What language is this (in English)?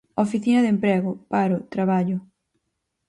Galician